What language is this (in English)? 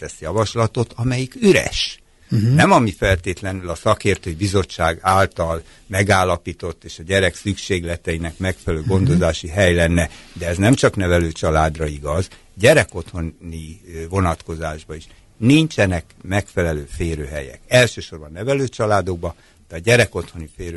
Hungarian